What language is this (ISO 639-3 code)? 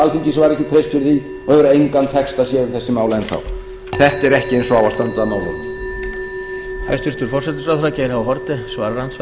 isl